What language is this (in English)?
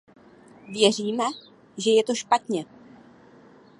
Czech